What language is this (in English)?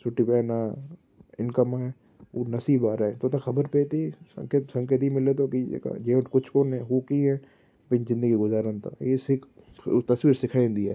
Sindhi